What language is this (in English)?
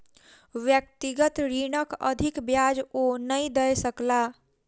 Maithili